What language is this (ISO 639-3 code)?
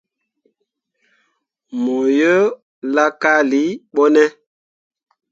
mua